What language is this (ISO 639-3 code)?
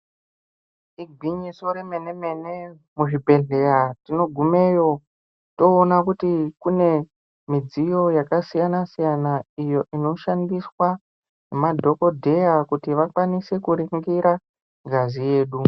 ndc